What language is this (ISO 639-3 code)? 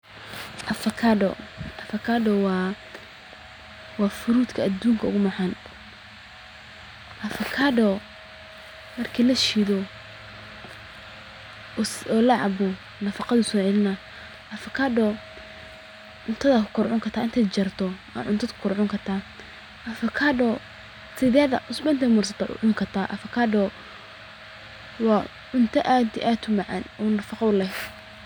som